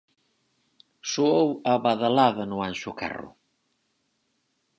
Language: Galician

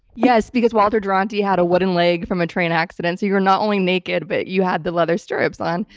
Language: English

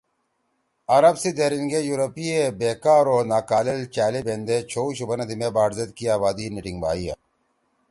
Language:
Torwali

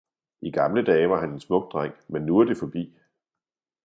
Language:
Danish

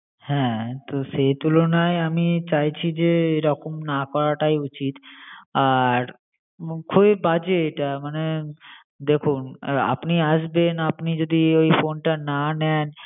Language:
Bangla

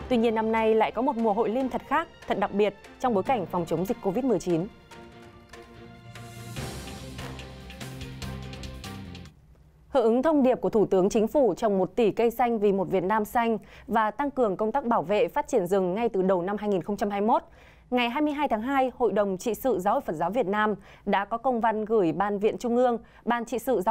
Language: Vietnamese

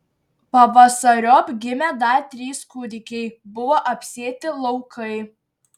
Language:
Lithuanian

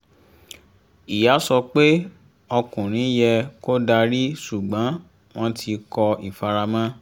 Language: Yoruba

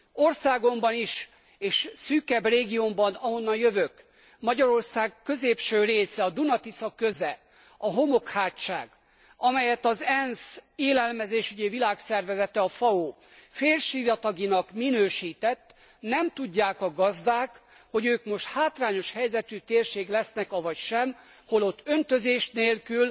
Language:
Hungarian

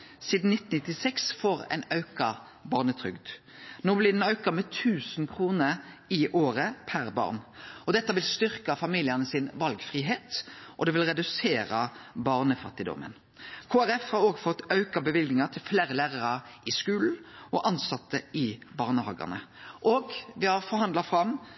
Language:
Norwegian Nynorsk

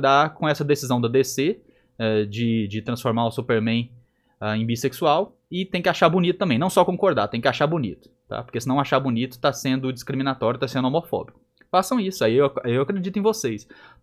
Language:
Portuguese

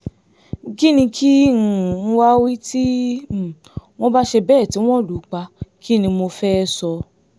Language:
Yoruba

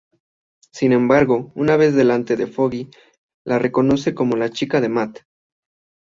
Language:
Spanish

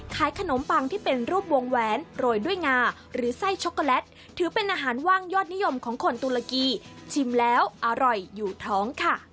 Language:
Thai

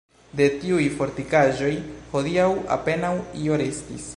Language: Esperanto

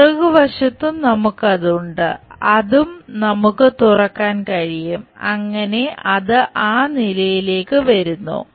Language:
Malayalam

